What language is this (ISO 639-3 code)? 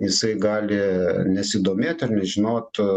lit